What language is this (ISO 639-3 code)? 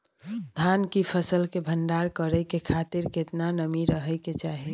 mai